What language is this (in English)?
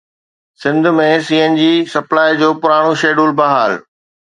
Sindhi